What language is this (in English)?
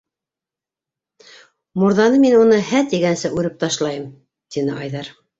Bashkir